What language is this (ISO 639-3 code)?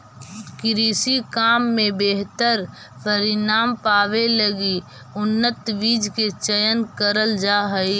mag